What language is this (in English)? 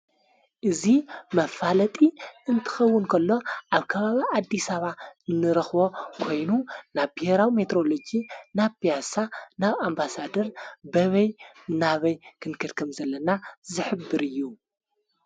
Tigrinya